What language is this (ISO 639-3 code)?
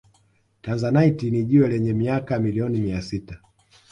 swa